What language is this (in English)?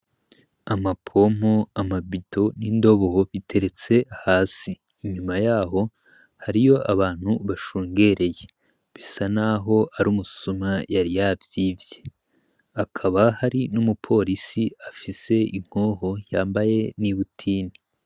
Rundi